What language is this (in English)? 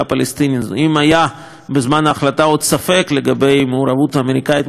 Hebrew